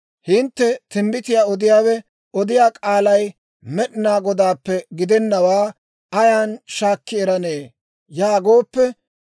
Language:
Dawro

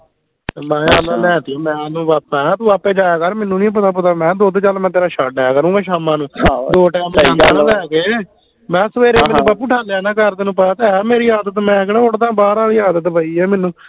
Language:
Punjabi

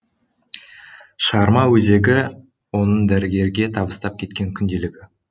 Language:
Kazakh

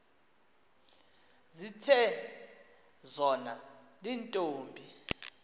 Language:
Xhosa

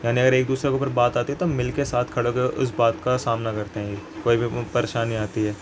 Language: Urdu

